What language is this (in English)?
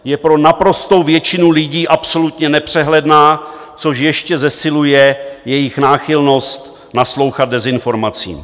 Czech